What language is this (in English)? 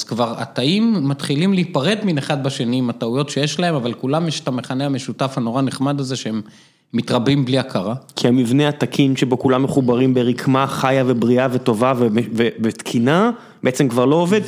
Hebrew